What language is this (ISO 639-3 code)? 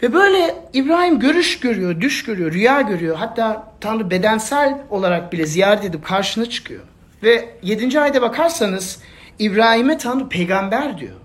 tur